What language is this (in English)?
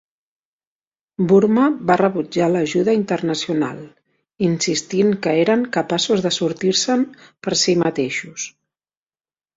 Catalan